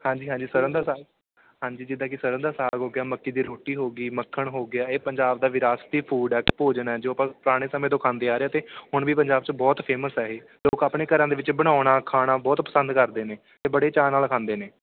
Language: Punjabi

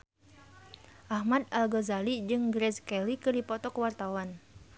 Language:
Sundanese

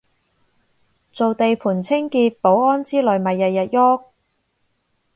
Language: Cantonese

